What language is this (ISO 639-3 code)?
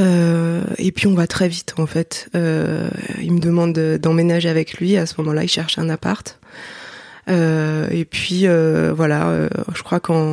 fra